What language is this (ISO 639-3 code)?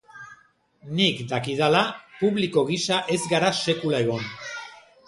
eus